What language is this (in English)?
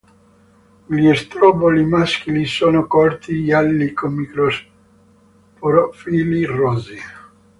Italian